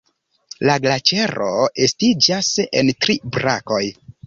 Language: Esperanto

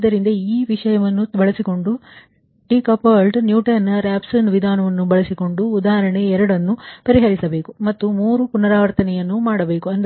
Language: Kannada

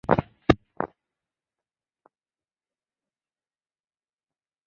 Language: Chinese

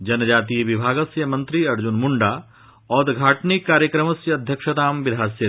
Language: Sanskrit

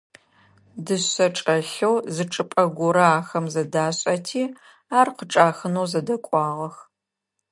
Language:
Adyghe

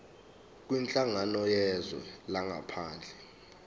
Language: Zulu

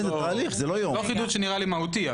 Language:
Hebrew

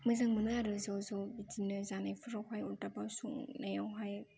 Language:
Bodo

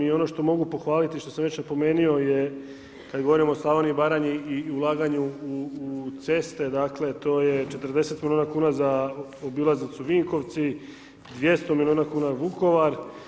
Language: Croatian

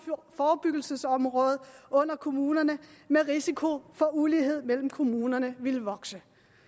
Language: Danish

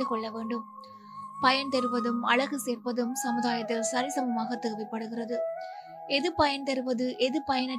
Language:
Tamil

